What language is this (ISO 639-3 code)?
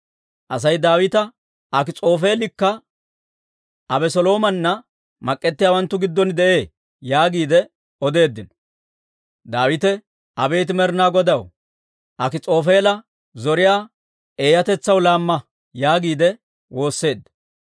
dwr